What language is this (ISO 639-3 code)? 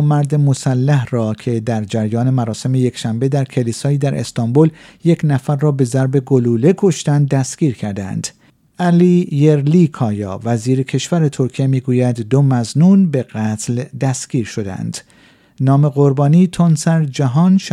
fas